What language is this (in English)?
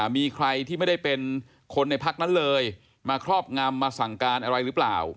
Thai